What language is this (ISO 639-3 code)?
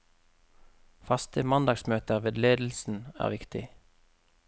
nor